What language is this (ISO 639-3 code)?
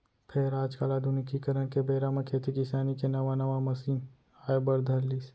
hne